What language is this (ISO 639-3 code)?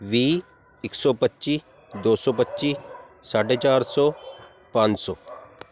pan